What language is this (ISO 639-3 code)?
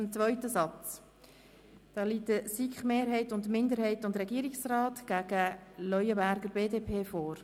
gsw